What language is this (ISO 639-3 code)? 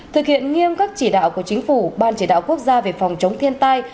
vie